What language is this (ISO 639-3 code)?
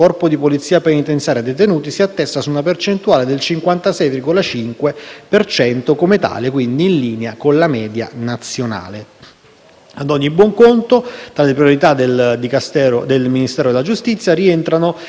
ita